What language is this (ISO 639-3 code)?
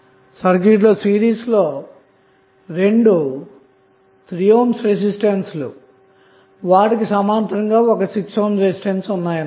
tel